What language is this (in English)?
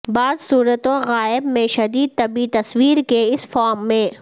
Urdu